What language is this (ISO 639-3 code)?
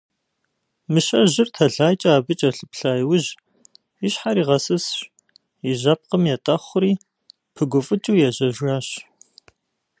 kbd